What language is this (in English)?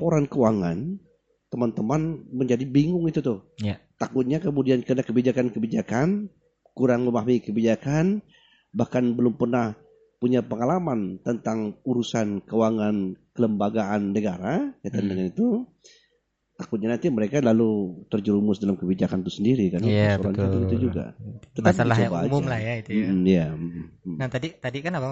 Indonesian